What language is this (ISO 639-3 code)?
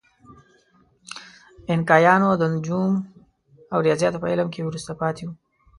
pus